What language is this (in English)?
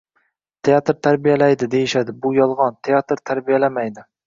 Uzbek